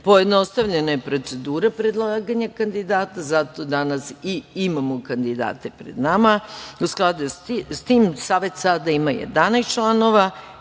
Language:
Serbian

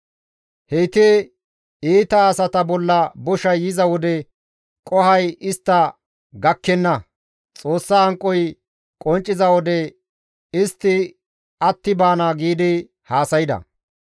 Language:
Gamo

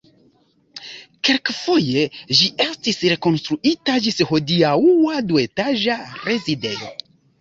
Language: Esperanto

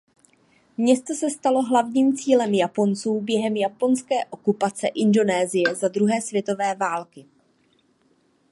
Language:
Czech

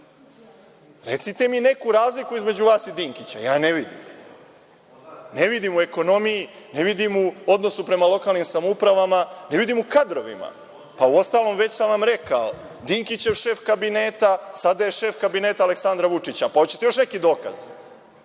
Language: Serbian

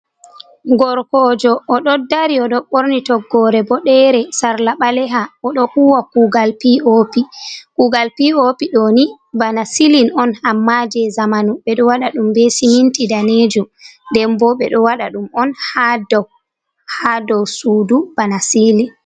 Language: Fula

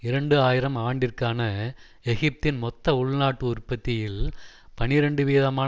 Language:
Tamil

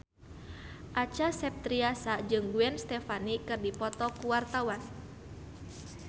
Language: Sundanese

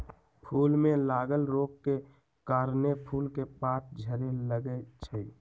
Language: Magahi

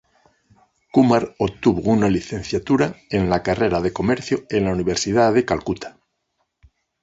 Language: Spanish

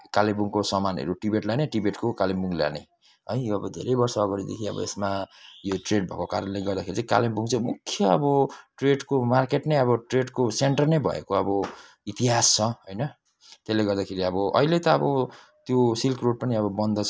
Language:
Nepali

